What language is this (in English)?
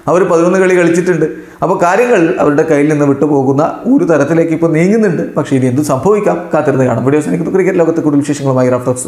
Malayalam